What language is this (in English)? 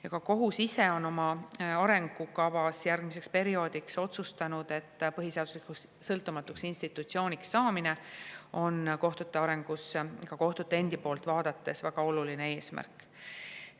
Estonian